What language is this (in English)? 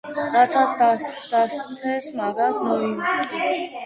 Georgian